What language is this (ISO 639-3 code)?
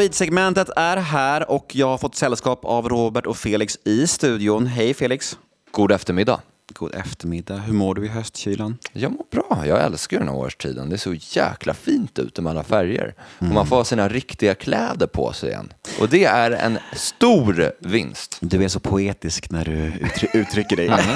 swe